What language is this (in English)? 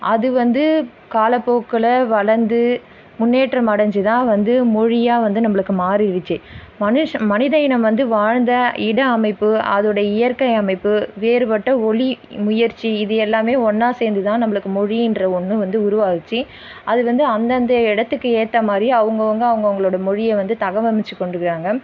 Tamil